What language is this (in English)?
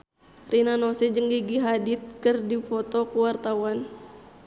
Sundanese